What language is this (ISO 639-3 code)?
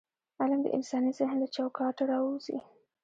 pus